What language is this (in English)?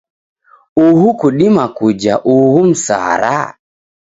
Taita